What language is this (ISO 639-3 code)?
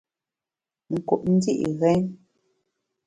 bax